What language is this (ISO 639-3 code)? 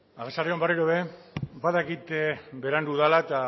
eus